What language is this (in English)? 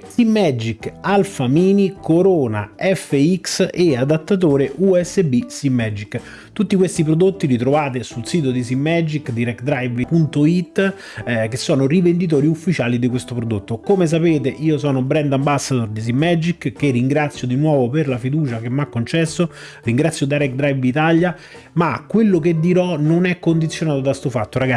Italian